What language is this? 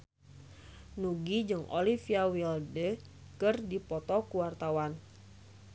Sundanese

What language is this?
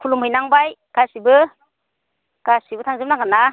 Bodo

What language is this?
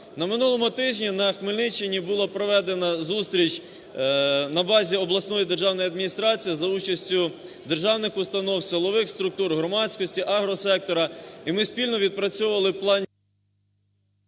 Ukrainian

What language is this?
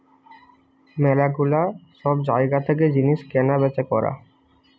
Bangla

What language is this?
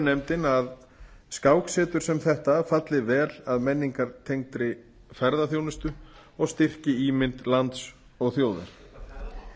Icelandic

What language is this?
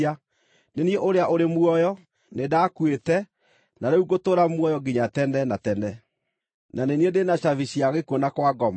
Kikuyu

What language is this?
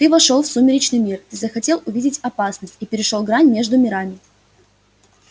Russian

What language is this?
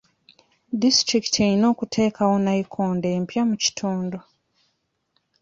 Ganda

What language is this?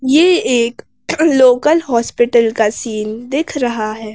Hindi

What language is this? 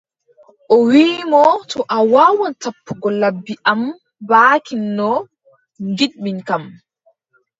Adamawa Fulfulde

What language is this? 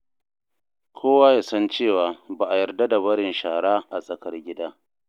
Hausa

